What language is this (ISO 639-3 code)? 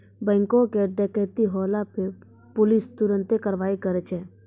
mai